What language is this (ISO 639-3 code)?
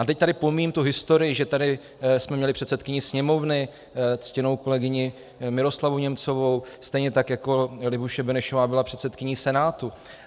ces